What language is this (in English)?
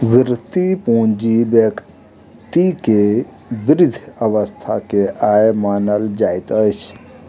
Maithili